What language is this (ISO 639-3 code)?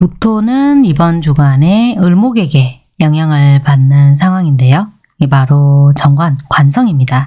kor